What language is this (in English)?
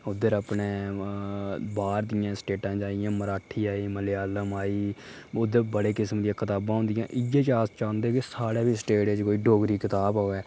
Dogri